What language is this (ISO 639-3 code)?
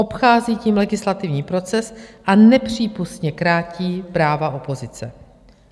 ces